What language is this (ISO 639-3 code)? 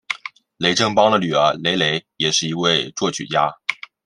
zho